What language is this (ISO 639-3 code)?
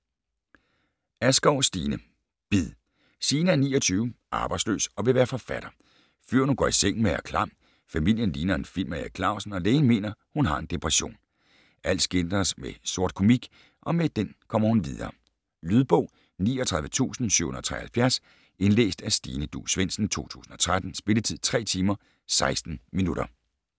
dan